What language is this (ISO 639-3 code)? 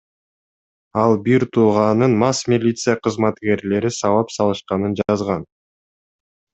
kir